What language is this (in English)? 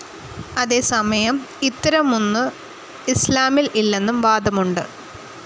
Malayalam